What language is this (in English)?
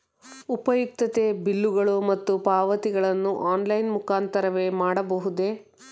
Kannada